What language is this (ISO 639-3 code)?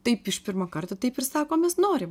lit